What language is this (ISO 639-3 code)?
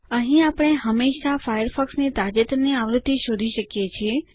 guj